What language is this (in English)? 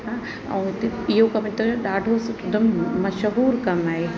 Sindhi